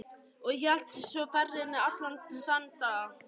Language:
Icelandic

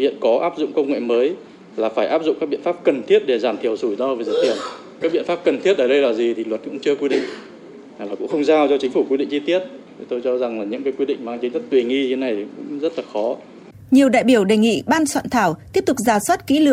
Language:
Vietnamese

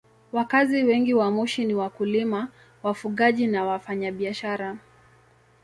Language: Swahili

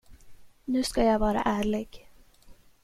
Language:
Swedish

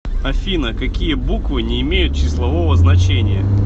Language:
Russian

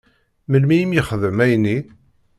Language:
Kabyle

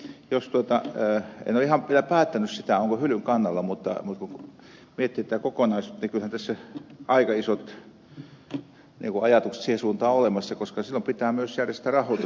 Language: Finnish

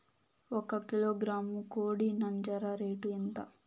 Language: Telugu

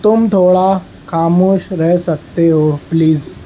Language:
Urdu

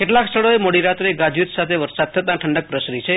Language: Gujarati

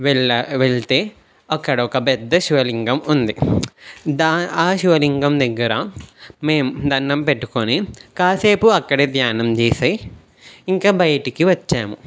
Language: Telugu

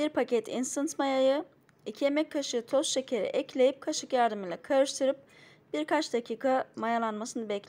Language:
Turkish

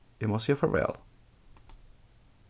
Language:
Faroese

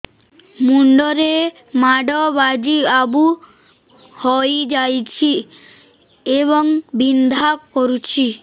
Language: Odia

